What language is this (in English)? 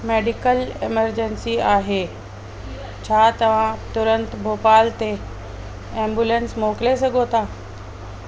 Sindhi